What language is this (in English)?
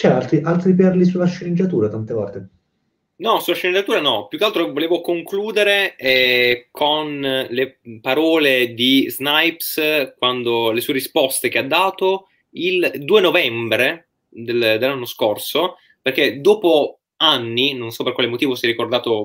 Italian